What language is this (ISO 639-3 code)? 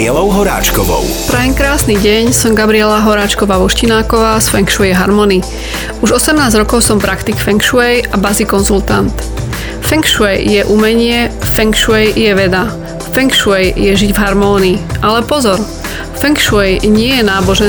slk